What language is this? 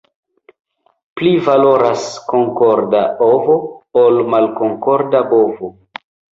Esperanto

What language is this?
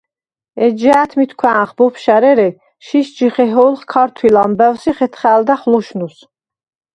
Svan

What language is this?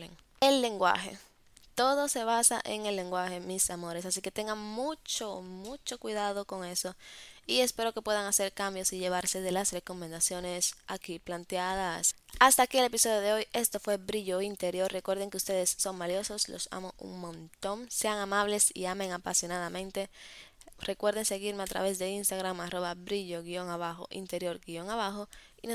Spanish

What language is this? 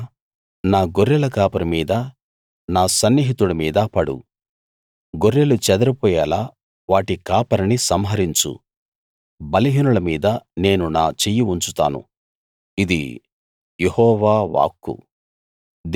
Telugu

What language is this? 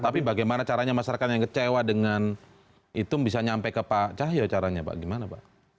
Indonesian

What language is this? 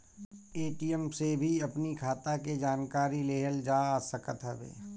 Bhojpuri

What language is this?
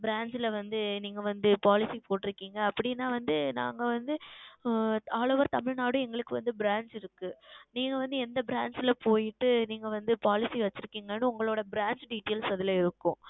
Tamil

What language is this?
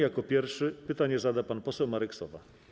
Polish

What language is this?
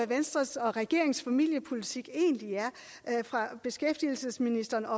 Danish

